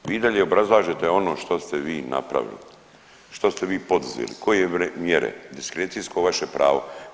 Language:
Croatian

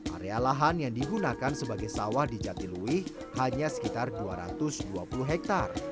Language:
Indonesian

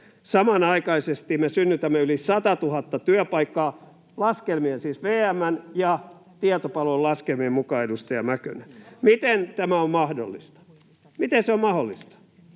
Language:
Finnish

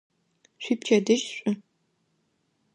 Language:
Adyghe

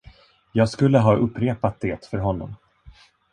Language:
Swedish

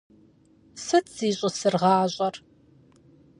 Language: Kabardian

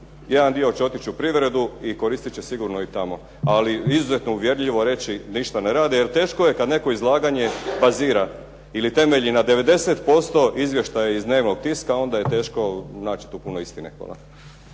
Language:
Croatian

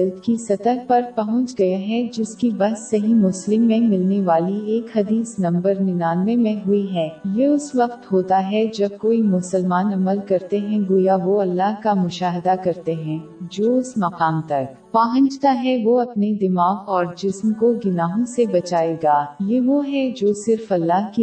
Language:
Urdu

